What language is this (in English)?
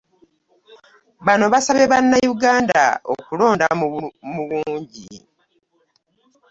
Ganda